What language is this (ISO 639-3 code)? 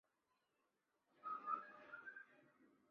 zho